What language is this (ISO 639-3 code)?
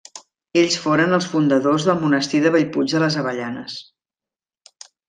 cat